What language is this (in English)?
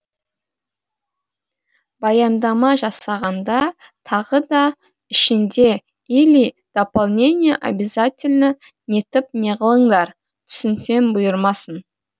Kazakh